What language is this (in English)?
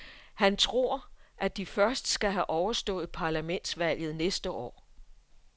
Danish